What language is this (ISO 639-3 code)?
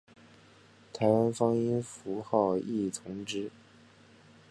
zho